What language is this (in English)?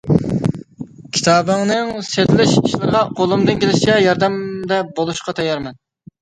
Uyghur